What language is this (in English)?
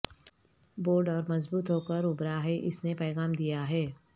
Urdu